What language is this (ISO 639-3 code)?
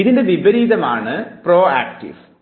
mal